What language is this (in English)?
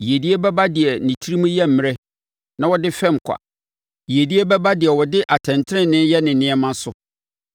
Akan